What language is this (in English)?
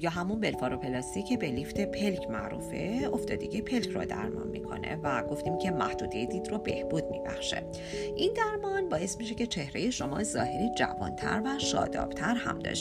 Persian